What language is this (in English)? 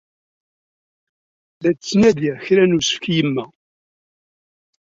Kabyle